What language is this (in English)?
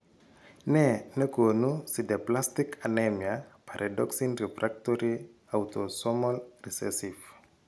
Kalenjin